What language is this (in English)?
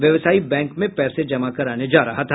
Hindi